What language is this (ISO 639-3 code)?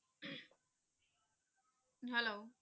pan